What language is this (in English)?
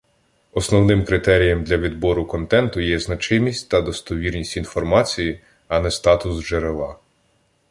Ukrainian